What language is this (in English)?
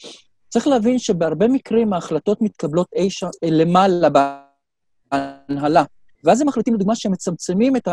Hebrew